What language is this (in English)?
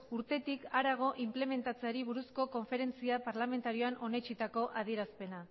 Basque